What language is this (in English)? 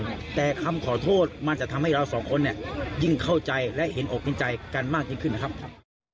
Thai